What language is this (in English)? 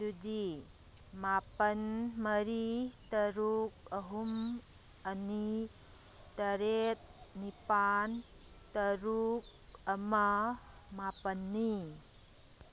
Manipuri